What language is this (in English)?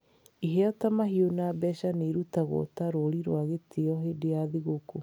Kikuyu